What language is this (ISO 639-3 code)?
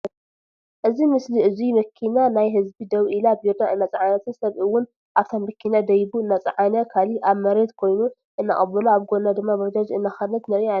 tir